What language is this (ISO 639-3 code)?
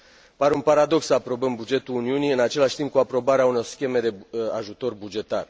ron